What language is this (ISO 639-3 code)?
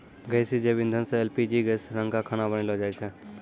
mai